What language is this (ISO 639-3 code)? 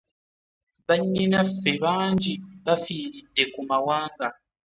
lug